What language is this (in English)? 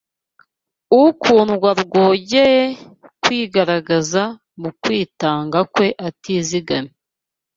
Kinyarwanda